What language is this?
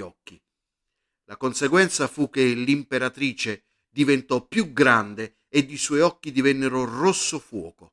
Italian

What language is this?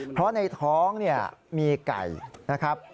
Thai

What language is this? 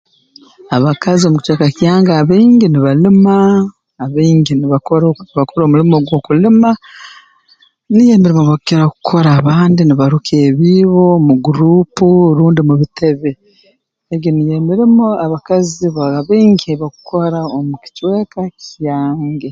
Tooro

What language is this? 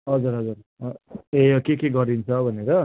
Nepali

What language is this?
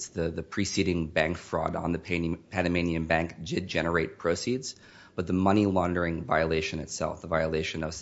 English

